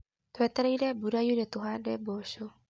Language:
Kikuyu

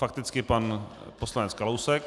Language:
Czech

